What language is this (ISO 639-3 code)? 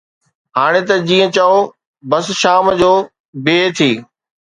snd